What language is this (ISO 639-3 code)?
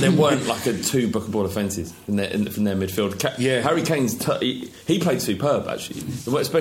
eng